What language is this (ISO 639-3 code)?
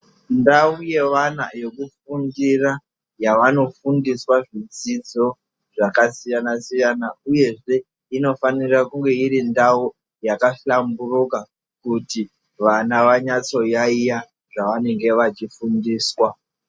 ndc